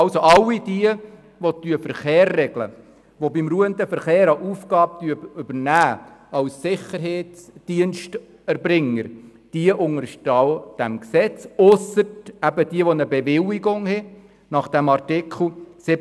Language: Swiss German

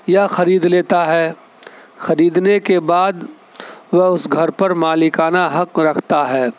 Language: Urdu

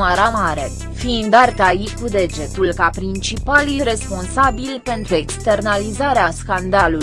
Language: Romanian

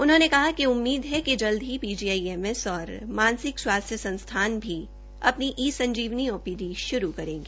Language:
Hindi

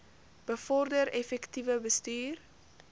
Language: Afrikaans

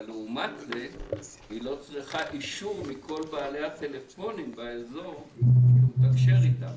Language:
Hebrew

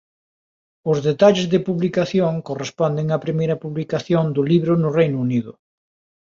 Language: Galician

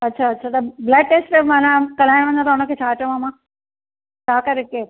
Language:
Sindhi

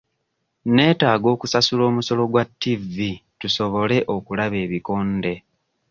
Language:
Ganda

